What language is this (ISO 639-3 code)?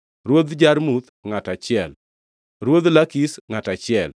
luo